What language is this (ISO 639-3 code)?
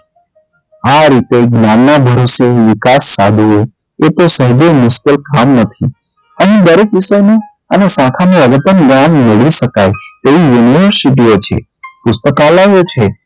guj